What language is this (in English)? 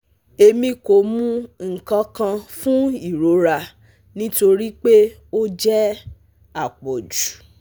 Yoruba